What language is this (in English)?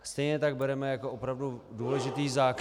Czech